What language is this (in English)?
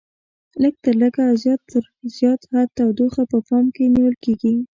Pashto